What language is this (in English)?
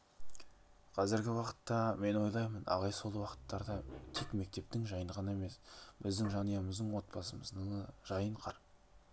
Kazakh